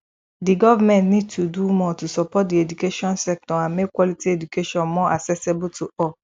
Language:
Nigerian Pidgin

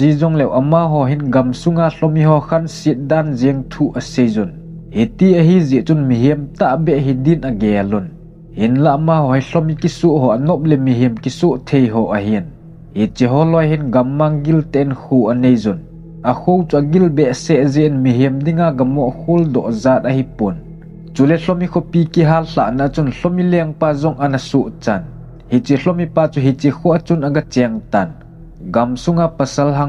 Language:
Vietnamese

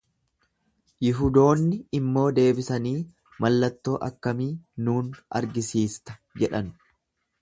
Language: Oromo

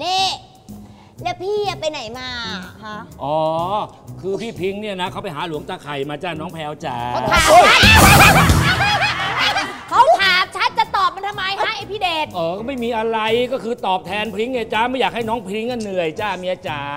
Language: Thai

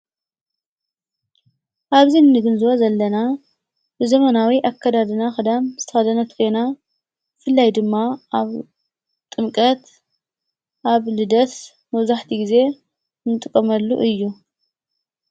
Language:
Tigrinya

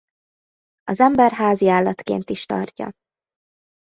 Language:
Hungarian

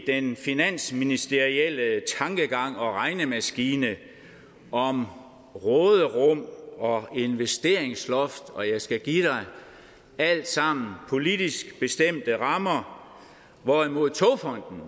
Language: Danish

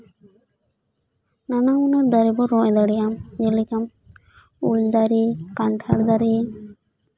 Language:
Santali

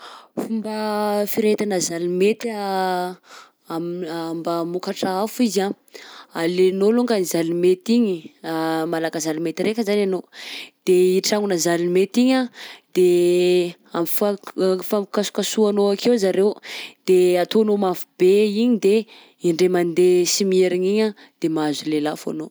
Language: Southern Betsimisaraka Malagasy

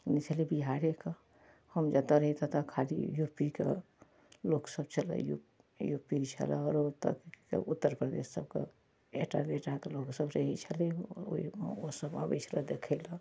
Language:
Maithili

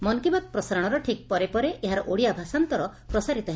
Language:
Odia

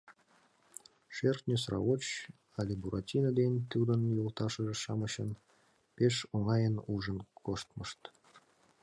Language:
Mari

